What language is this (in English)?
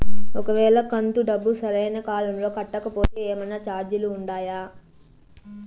Telugu